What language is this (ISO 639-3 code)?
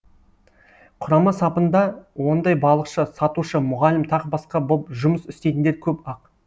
kaz